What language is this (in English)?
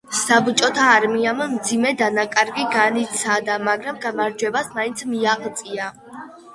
Georgian